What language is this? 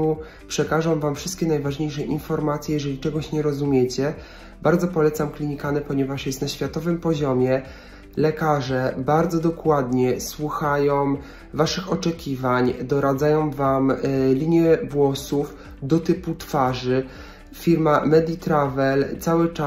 Polish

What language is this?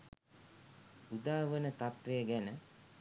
Sinhala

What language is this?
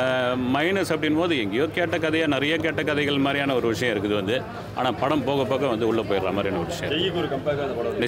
Romanian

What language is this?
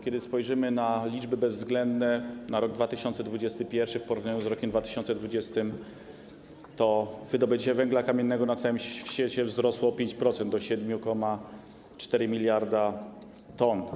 Polish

